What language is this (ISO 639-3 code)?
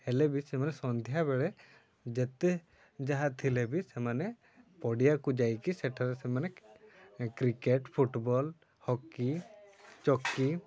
ori